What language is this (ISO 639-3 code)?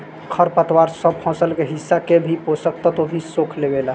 bho